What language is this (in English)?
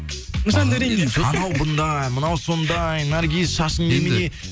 Kazakh